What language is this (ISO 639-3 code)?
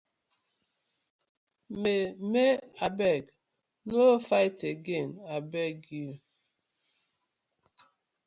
pcm